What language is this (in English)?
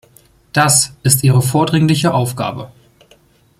German